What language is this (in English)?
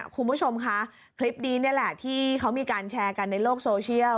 Thai